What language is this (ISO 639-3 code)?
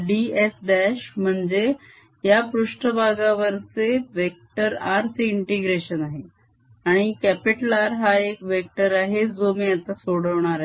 mar